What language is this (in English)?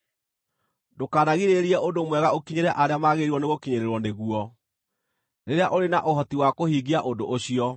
Kikuyu